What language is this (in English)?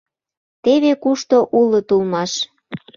Mari